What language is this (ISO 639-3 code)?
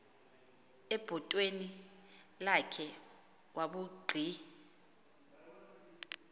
xho